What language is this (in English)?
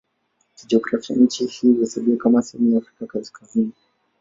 Swahili